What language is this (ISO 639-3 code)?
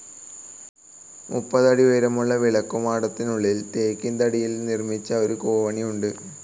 mal